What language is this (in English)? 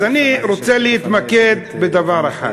Hebrew